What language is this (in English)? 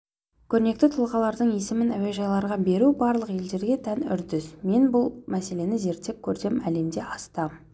Kazakh